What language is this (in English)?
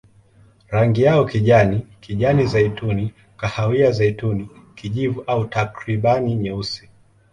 Swahili